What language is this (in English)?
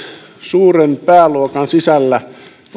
Finnish